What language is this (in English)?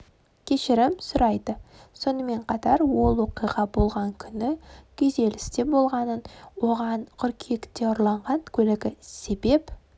Kazakh